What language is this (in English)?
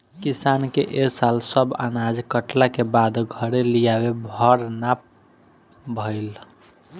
Bhojpuri